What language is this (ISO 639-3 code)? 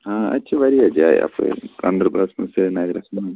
kas